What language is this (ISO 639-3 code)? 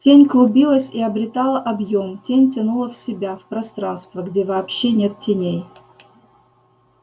rus